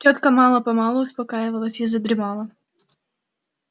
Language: Russian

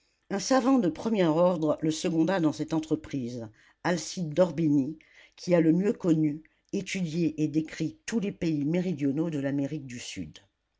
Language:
French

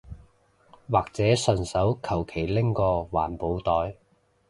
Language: Cantonese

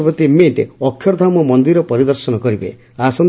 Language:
Odia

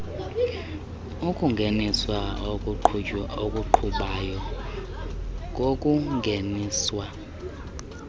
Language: Xhosa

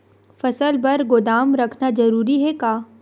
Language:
Chhattisgarhi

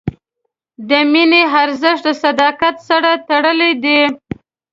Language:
Pashto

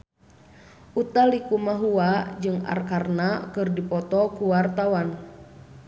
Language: Sundanese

